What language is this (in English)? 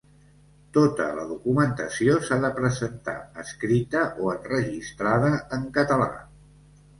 Catalan